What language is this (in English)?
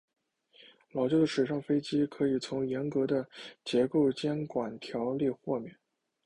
Chinese